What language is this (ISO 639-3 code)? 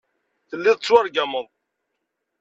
kab